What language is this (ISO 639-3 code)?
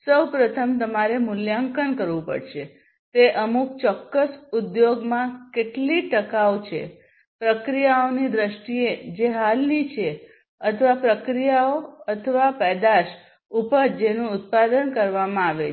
guj